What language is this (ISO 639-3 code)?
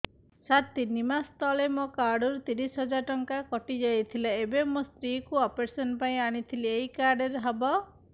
ori